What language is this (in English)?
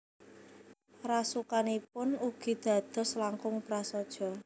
Javanese